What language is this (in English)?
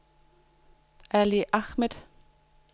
Danish